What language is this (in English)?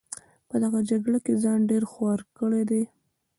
Pashto